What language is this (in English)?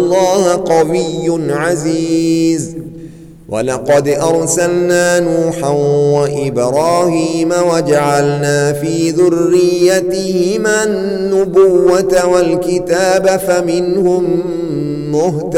Arabic